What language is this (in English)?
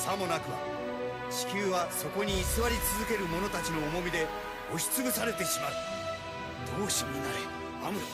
Japanese